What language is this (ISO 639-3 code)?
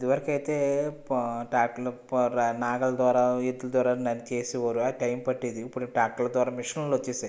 tel